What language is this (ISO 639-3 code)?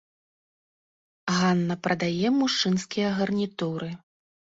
bel